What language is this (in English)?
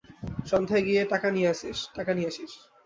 Bangla